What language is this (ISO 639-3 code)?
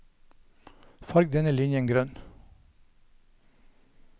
nor